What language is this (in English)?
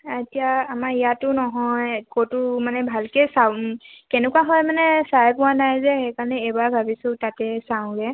Assamese